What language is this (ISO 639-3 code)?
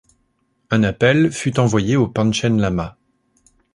fra